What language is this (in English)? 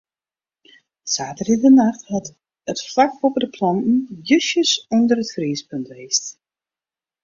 Western Frisian